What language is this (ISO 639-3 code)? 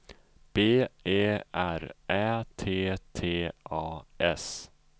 swe